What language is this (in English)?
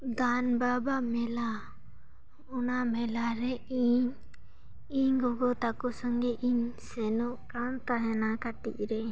Santali